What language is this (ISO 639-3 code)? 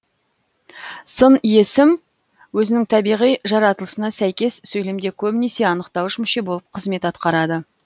kaz